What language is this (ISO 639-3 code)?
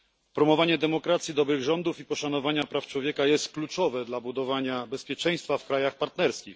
pol